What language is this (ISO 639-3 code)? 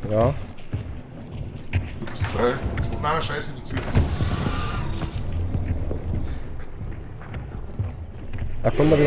deu